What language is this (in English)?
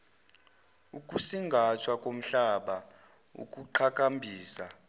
Zulu